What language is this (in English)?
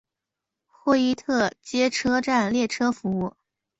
Chinese